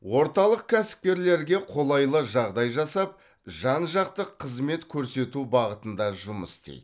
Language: Kazakh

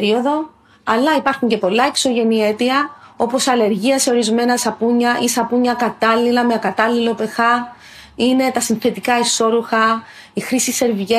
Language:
Greek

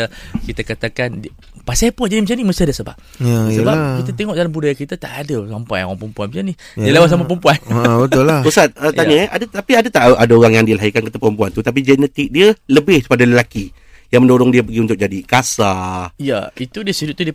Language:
Malay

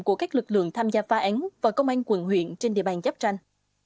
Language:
Vietnamese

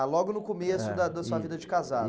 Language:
Portuguese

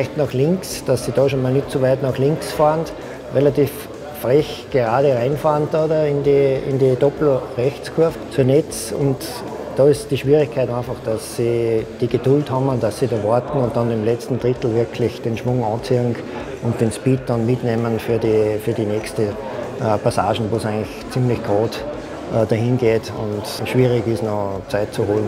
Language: German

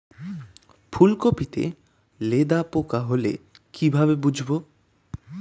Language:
Bangla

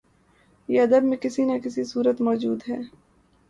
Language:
Urdu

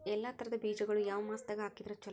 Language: Kannada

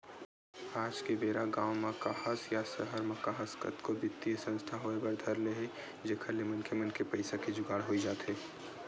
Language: Chhattisgarhi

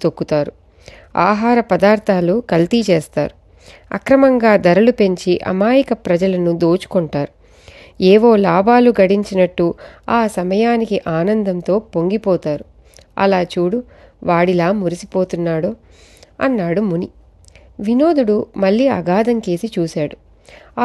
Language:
Telugu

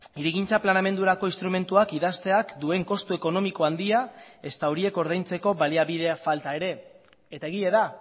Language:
Basque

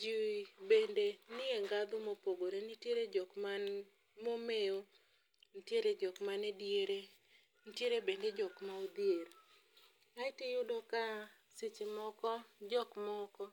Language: Luo (Kenya and Tanzania)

